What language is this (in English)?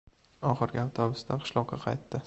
Uzbek